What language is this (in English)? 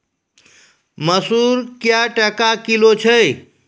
Maithili